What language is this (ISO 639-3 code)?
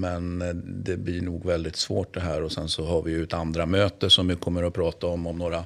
swe